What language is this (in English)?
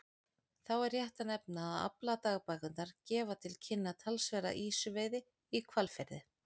Icelandic